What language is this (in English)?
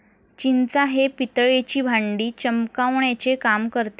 Marathi